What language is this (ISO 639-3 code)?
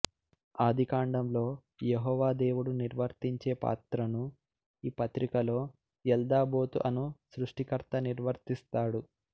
tel